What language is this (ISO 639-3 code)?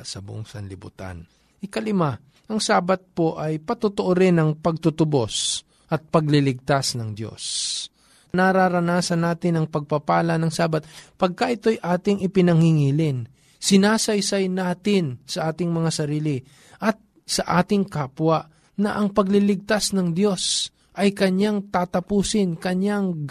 fil